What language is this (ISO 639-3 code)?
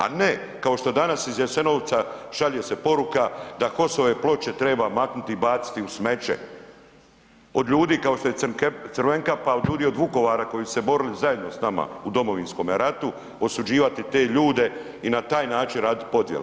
hrv